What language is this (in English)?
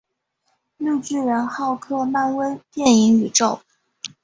Chinese